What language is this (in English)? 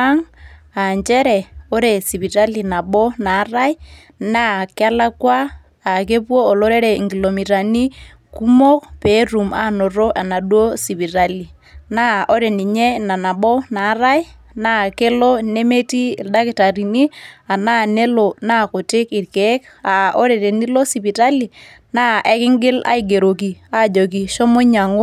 Masai